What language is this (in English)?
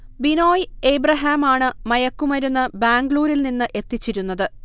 Malayalam